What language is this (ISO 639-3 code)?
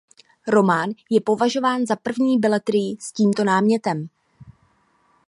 ces